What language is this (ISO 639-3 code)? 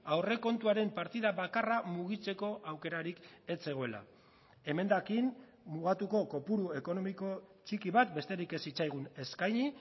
eus